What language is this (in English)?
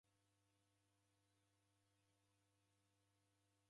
Taita